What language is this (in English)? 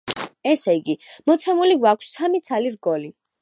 Georgian